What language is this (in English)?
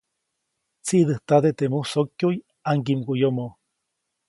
Copainalá Zoque